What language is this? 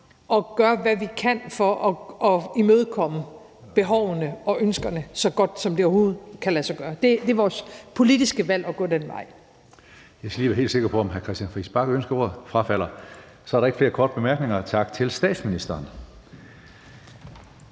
Danish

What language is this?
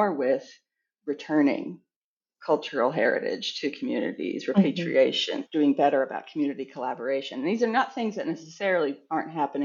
English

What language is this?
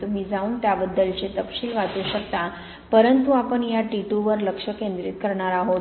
Marathi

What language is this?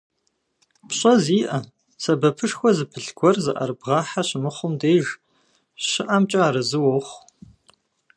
Kabardian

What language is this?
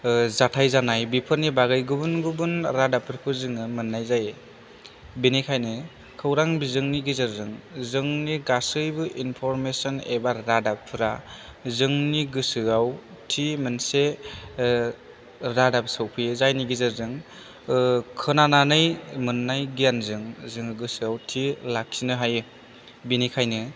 Bodo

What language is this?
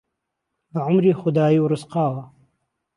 Central Kurdish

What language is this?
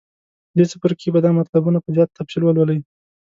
Pashto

